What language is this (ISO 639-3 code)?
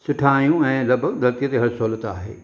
snd